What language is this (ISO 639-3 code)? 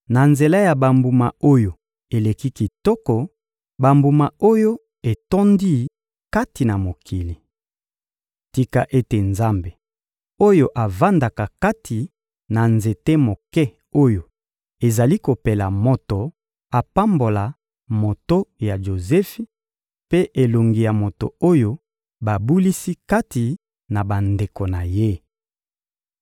lin